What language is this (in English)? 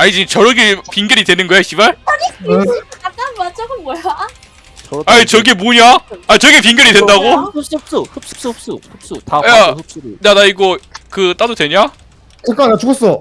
Korean